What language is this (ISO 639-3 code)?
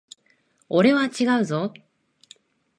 jpn